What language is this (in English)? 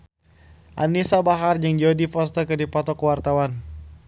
Sundanese